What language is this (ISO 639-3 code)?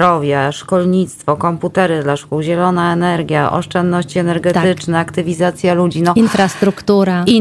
pol